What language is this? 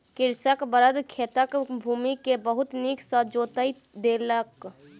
Maithili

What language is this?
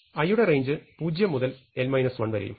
Malayalam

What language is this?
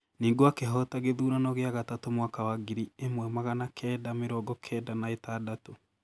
Kikuyu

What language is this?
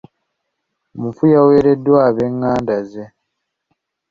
Ganda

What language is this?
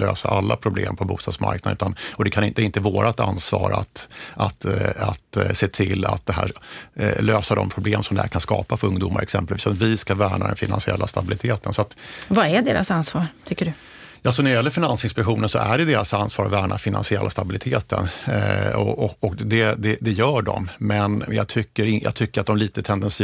Swedish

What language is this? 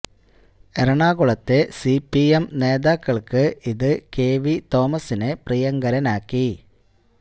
Malayalam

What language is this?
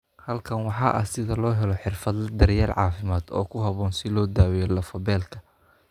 Somali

